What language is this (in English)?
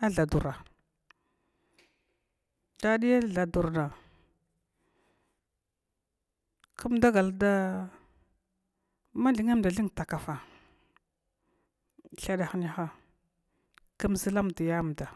Glavda